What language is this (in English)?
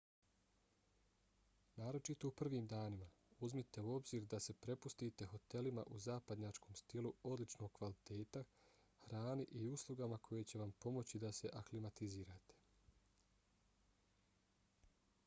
Bosnian